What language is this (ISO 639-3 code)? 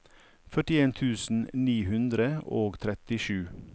nor